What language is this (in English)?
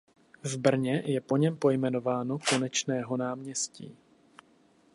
Czech